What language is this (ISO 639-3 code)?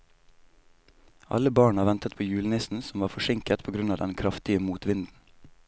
nor